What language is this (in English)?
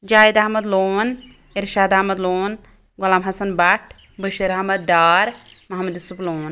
Kashmiri